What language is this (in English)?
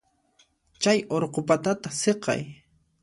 Puno Quechua